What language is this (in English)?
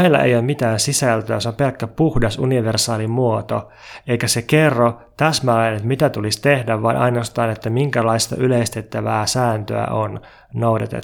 Finnish